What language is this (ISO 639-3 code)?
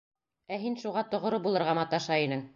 bak